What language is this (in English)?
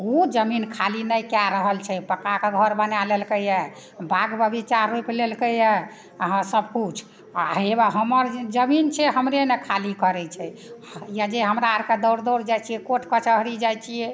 Maithili